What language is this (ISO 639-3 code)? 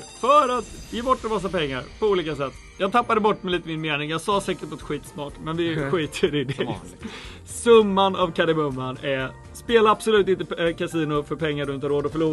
swe